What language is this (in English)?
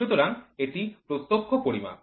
Bangla